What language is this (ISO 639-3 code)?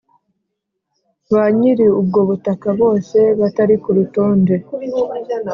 kin